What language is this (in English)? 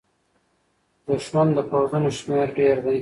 Pashto